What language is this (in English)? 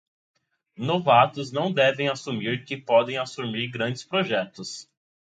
Portuguese